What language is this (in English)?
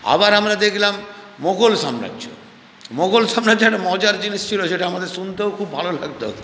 Bangla